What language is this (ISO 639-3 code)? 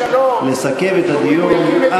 heb